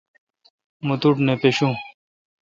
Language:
Kalkoti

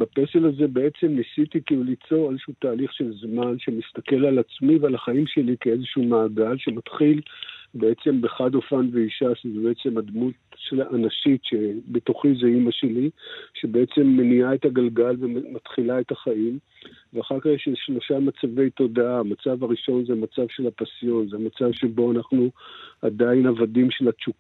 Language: Hebrew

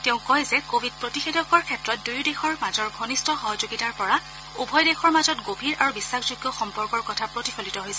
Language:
Assamese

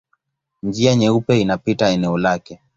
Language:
Swahili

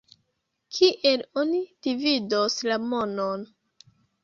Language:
Esperanto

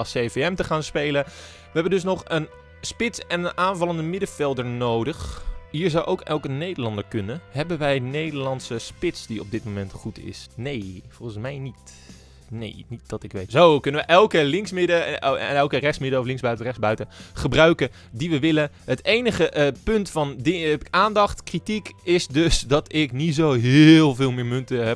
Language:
Dutch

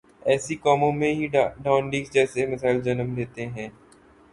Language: Urdu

